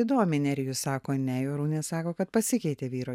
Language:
Lithuanian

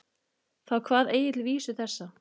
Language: Icelandic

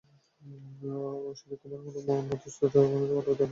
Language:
Bangla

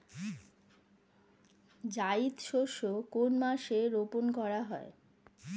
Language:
Bangla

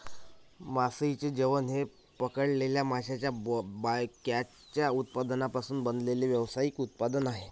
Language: Marathi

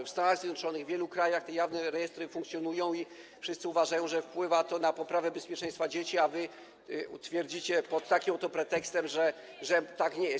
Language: Polish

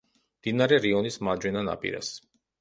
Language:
Georgian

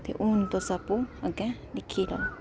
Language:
Dogri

